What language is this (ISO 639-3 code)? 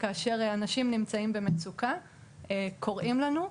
heb